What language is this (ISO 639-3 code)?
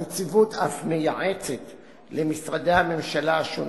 heb